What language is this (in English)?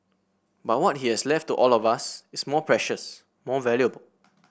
English